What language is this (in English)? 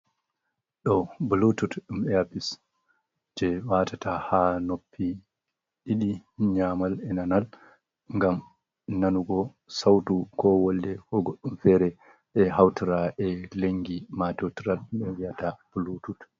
Fula